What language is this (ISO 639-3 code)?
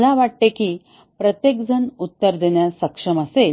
mar